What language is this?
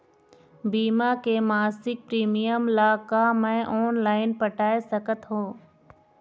Chhattisgarhi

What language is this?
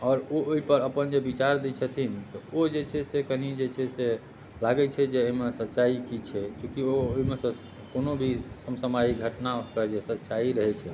Maithili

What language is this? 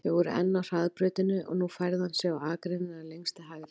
Icelandic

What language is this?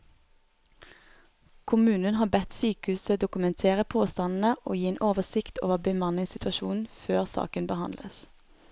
Norwegian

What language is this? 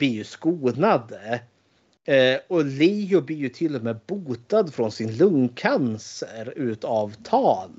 Swedish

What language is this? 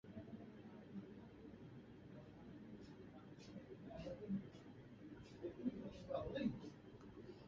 Urdu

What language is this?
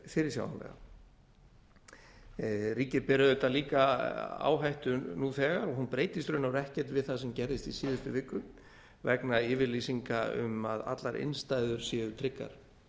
Icelandic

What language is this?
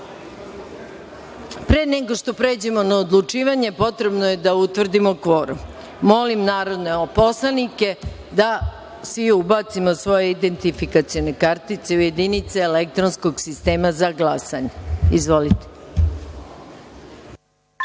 Serbian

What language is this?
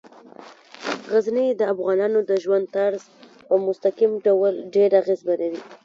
Pashto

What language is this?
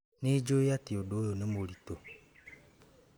Kikuyu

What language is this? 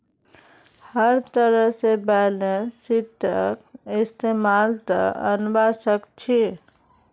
Magahi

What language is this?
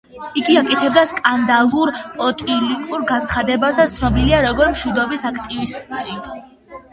Georgian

